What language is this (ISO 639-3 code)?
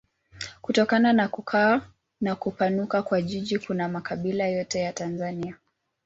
swa